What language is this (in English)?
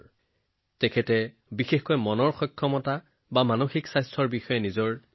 Assamese